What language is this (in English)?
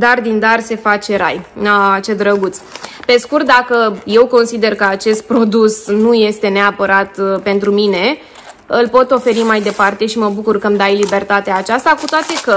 Romanian